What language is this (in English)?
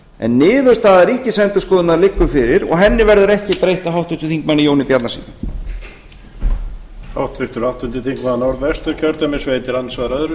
Icelandic